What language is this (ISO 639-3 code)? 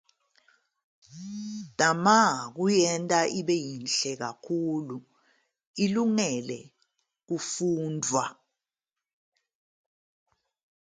zul